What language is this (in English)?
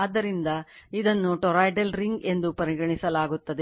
Kannada